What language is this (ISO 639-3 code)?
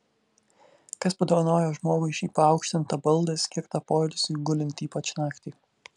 lit